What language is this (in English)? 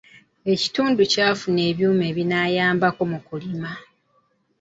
Ganda